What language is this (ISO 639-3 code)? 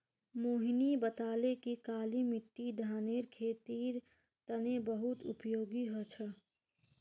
mag